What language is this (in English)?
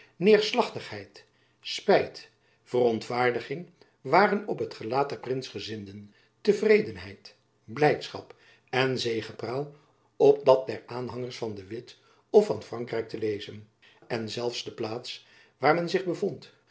Dutch